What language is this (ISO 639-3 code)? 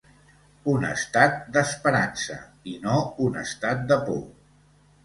cat